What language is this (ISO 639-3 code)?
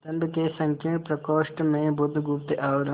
hin